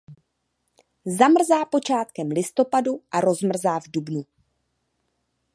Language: Czech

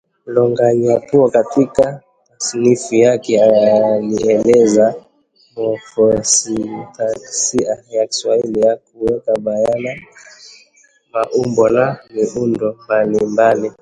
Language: Swahili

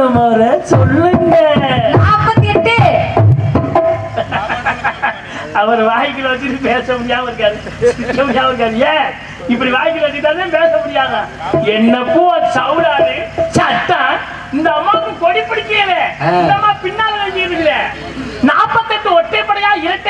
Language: Tamil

